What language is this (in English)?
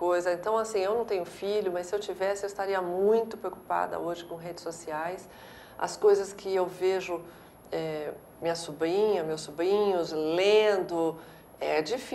Portuguese